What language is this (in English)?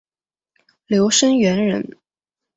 Chinese